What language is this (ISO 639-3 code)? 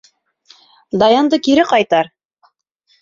bak